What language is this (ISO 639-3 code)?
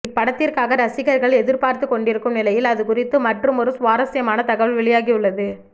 tam